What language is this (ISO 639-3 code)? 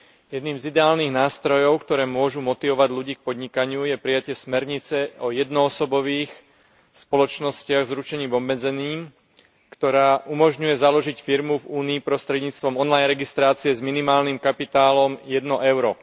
slk